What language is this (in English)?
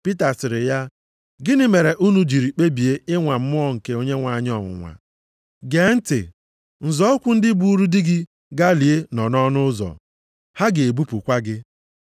Igbo